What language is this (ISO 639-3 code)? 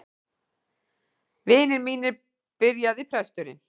isl